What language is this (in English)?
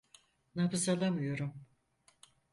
Turkish